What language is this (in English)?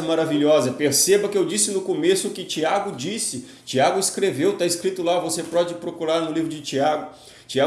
Portuguese